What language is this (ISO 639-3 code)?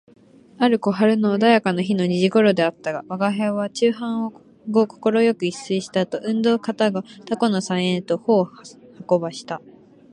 jpn